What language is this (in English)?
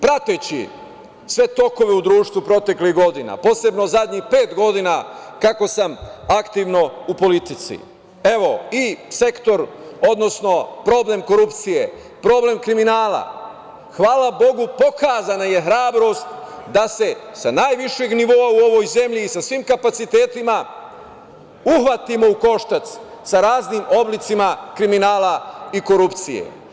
Serbian